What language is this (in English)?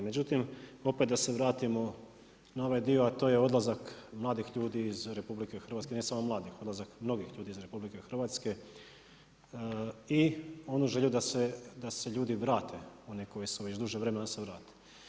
Croatian